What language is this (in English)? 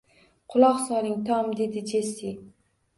Uzbek